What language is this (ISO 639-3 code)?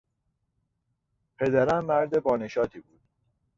fas